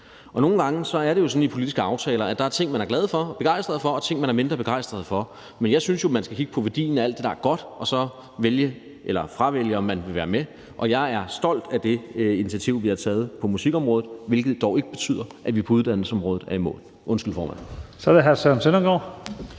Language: Danish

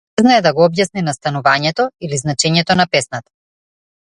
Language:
Macedonian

